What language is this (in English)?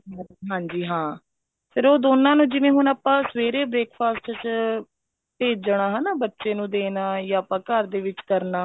Punjabi